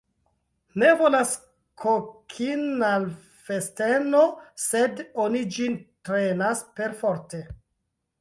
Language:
Esperanto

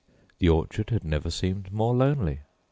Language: English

